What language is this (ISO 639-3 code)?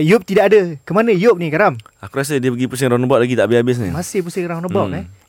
msa